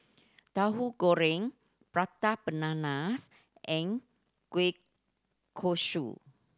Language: English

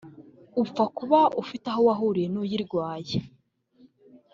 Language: Kinyarwanda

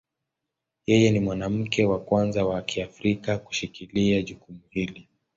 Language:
Swahili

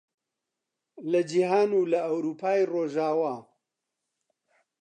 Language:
Central Kurdish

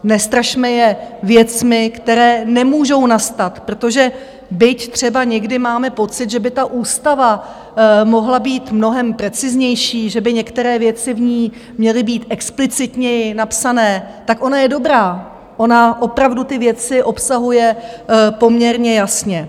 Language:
Czech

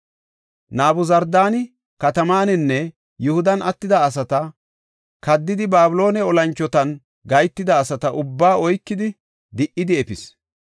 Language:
Gofa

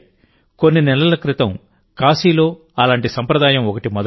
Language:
Telugu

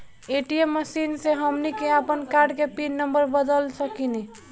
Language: Bhojpuri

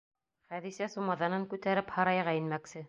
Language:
Bashkir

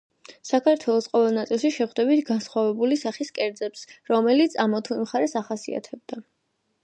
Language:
Georgian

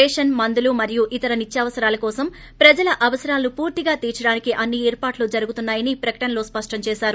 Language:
Telugu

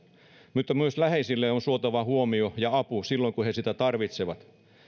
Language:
Finnish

